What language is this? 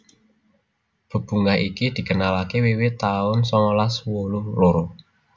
Javanese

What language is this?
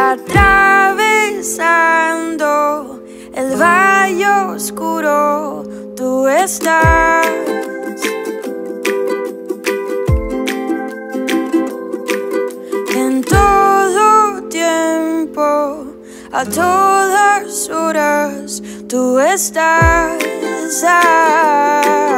Vietnamese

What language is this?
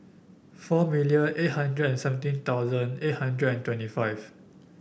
English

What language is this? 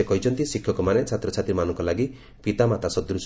Odia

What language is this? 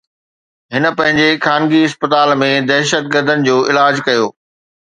Sindhi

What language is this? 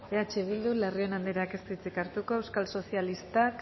Basque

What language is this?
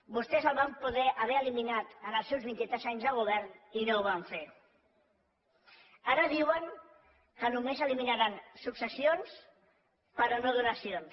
Catalan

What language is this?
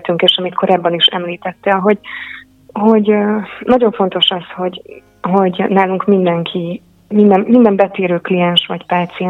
Hungarian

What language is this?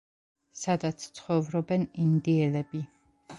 Georgian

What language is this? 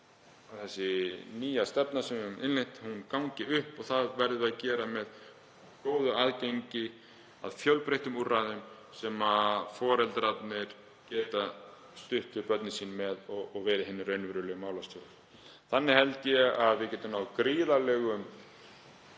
Icelandic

